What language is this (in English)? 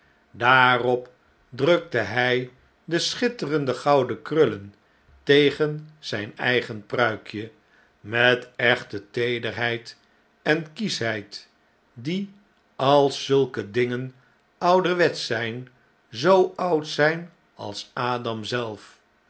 Dutch